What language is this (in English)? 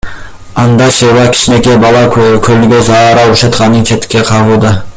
Kyrgyz